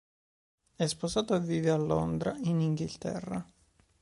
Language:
Italian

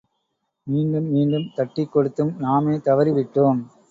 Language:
Tamil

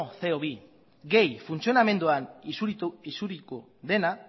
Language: Basque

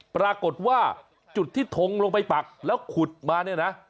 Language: Thai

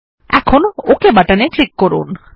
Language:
Bangla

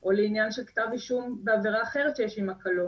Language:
Hebrew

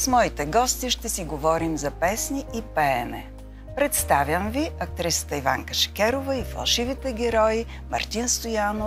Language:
Bulgarian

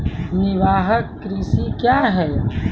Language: Maithili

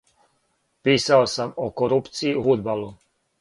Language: Serbian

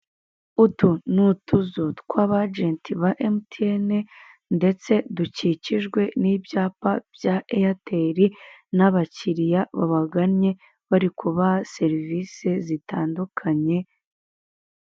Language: Kinyarwanda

